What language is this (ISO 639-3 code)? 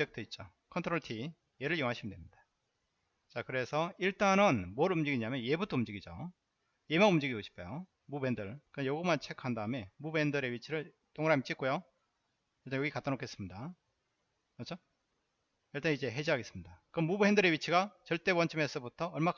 kor